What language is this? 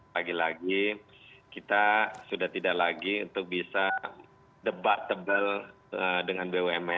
Indonesian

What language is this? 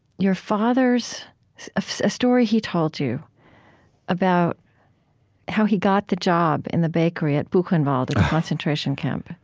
English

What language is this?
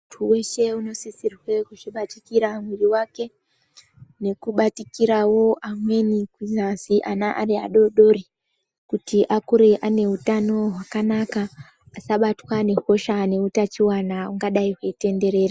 Ndau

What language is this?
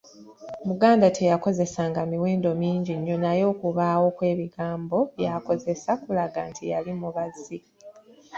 Ganda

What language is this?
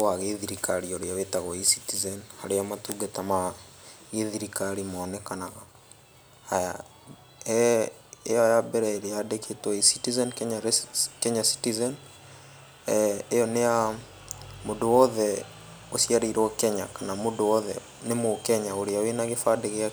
Kikuyu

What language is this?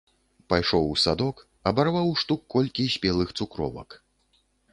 Belarusian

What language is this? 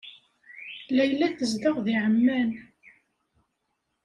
Kabyle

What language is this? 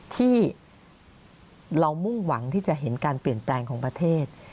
Thai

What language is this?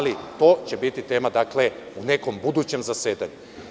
Serbian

